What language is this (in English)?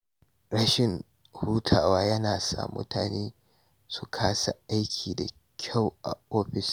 Hausa